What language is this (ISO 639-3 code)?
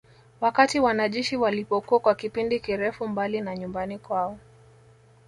swa